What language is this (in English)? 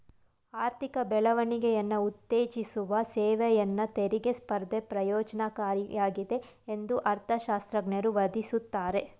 Kannada